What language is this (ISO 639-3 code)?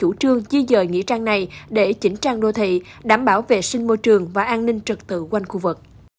vie